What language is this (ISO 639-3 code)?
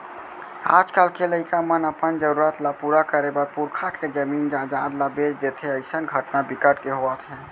hne